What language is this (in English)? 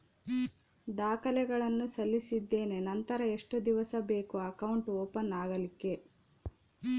Kannada